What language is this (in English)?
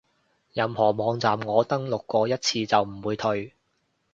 Cantonese